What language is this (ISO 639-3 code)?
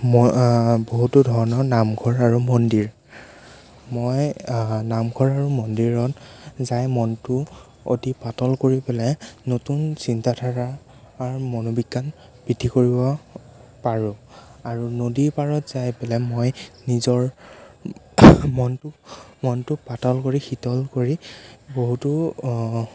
asm